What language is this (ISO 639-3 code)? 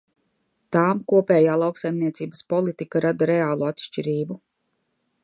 lav